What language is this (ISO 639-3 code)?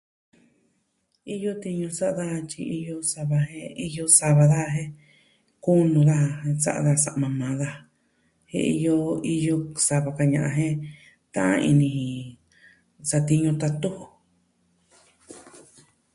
meh